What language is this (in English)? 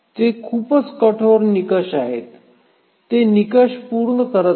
Marathi